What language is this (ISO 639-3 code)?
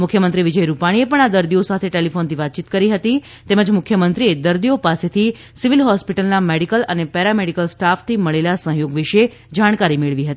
guj